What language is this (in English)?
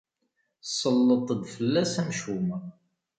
Kabyle